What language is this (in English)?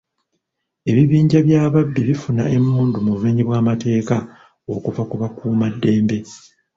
Ganda